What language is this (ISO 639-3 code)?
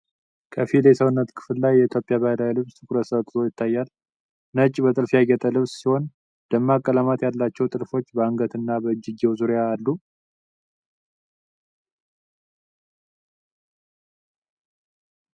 amh